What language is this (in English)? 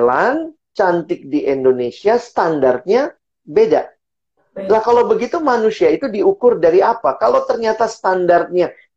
Indonesian